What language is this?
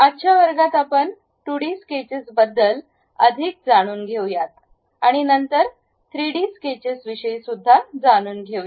Marathi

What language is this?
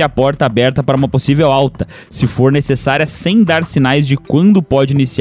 Portuguese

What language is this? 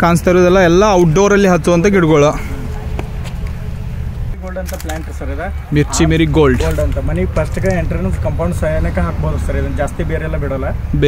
Kannada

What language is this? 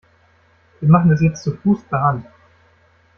German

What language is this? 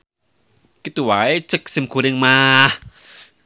Sundanese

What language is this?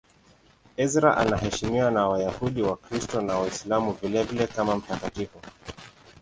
Swahili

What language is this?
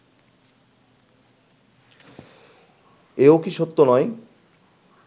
Bangla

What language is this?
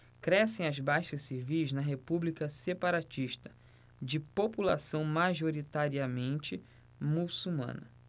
Portuguese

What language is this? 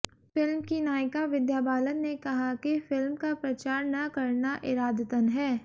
Hindi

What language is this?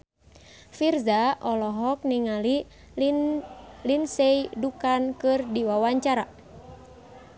Sundanese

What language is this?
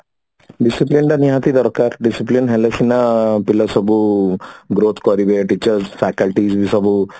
Odia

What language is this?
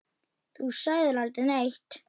Icelandic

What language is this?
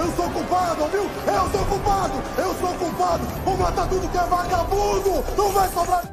Portuguese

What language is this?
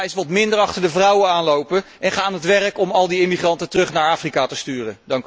Dutch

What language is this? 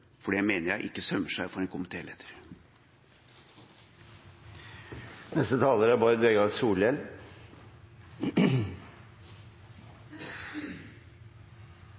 Norwegian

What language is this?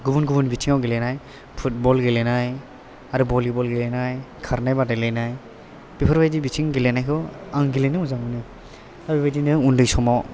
Bodo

